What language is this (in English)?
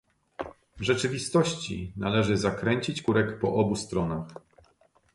Polish